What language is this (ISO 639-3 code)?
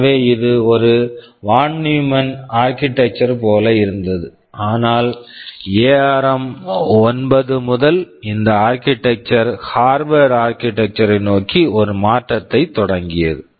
tam